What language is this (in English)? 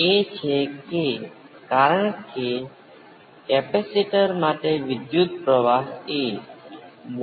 Gujarati